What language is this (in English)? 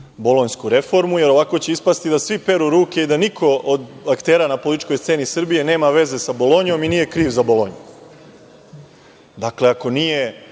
Serbian